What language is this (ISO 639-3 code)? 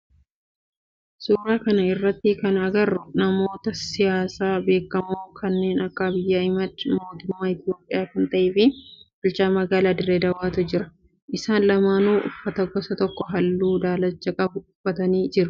orm